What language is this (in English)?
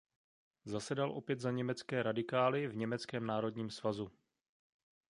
Czech